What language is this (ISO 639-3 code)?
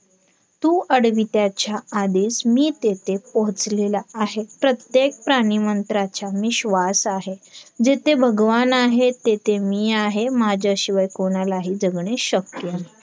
mar